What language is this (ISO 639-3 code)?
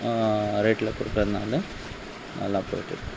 tam